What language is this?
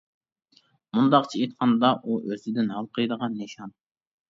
Uyghur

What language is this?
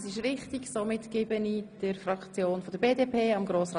Swiss German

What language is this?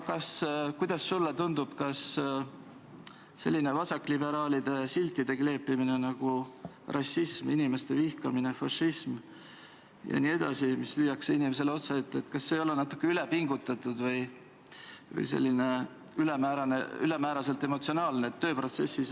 Estonian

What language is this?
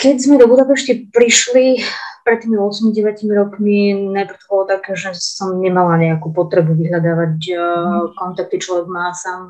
Slovak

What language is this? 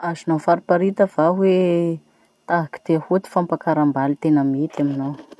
Masikoro Malagasy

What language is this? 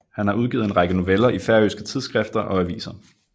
Danish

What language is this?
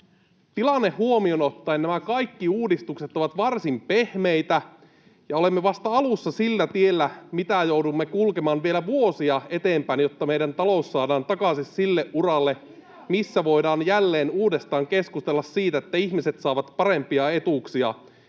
Finnish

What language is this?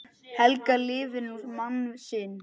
Icelandic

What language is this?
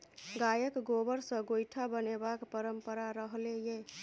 Maithili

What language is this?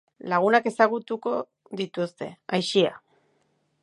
Basque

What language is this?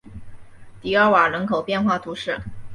Chinese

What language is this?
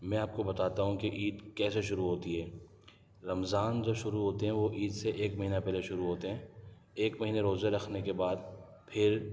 Urdu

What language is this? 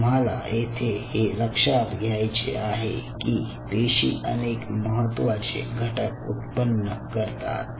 Marathi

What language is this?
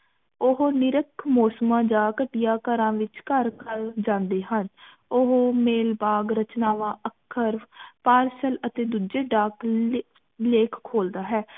Punjabi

